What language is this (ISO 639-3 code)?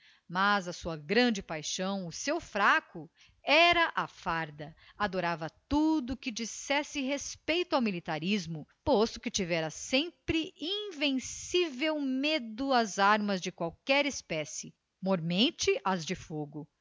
por